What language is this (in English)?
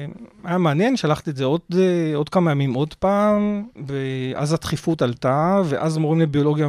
Hebrew